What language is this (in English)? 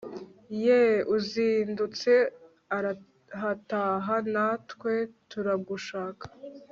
Kinyarwanda